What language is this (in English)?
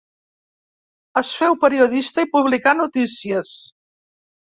Catalan